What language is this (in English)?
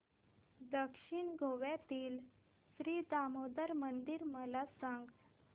Marathi